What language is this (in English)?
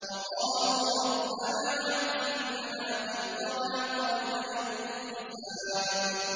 Arabic